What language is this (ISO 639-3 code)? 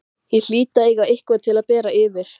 isl